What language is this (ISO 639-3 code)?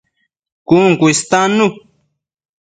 mcf